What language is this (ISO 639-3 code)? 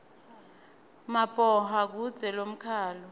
ssw